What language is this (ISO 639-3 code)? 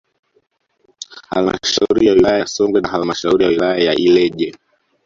swa